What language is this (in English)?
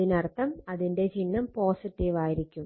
Malayalam